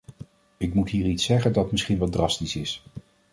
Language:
Dutch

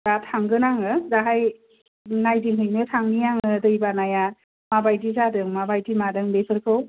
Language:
Bodo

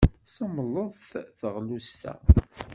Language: Kabyle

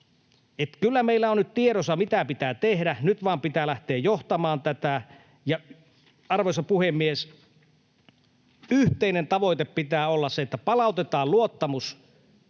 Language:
Finnish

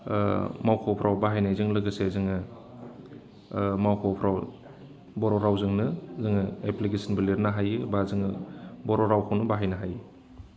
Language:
Bodo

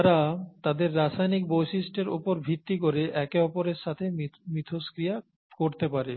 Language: Bangla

